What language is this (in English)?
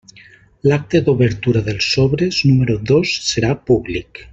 Catalan